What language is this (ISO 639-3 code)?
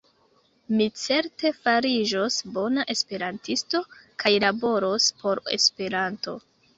epo